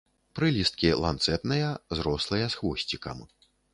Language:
Belarusian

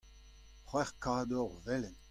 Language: Breton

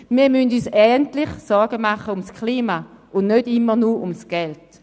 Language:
Swiss German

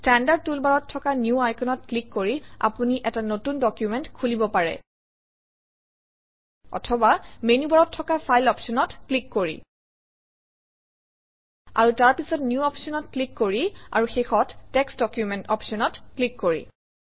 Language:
Assamese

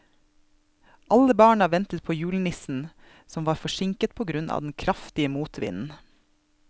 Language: Norwegian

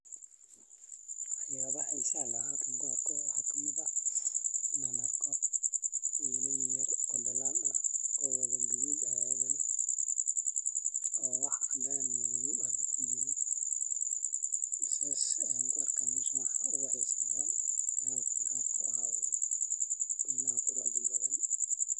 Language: Somali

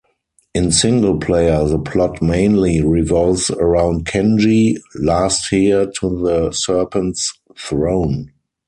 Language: English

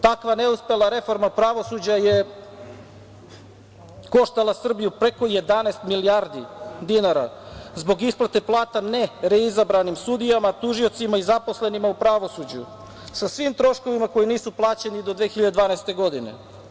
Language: Serbian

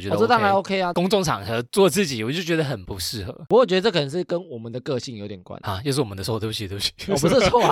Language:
Chinese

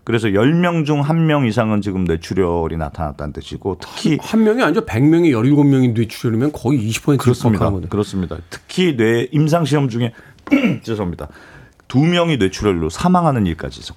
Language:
Korean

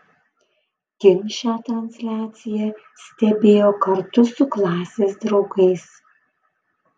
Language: Lithuanian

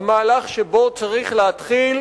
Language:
Hebrew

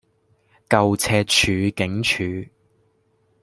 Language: Cantonese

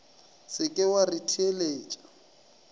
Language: Northern Sotho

